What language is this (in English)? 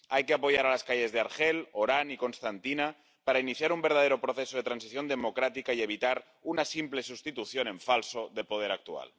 Spanish